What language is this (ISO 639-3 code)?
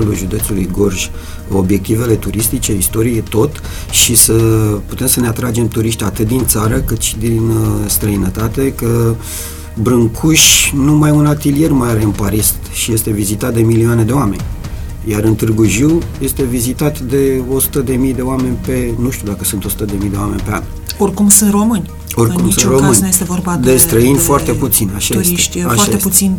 ron